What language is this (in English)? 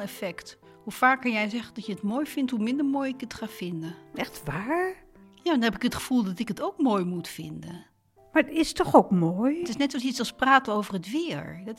Dutch